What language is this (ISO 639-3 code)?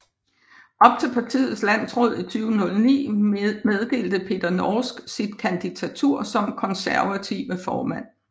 dan